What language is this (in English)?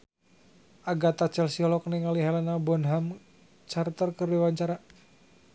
Sundanese